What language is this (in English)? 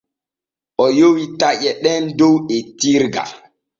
Borgu Fulfulde